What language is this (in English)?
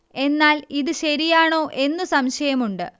Malayalam